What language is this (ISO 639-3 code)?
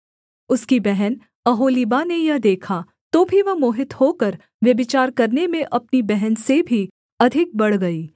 hin